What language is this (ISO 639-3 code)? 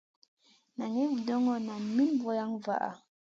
mcn